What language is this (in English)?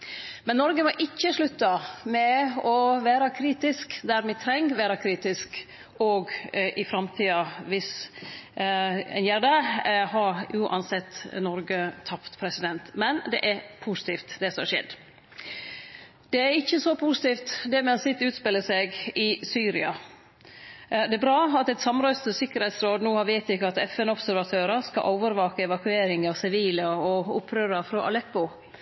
Norwegian Nynorsk